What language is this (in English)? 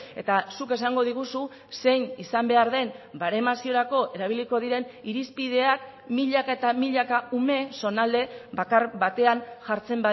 Basque